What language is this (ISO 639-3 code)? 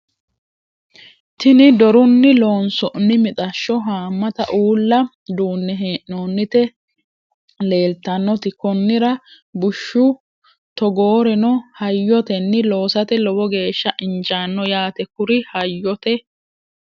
sid